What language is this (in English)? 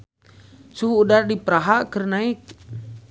Sundanese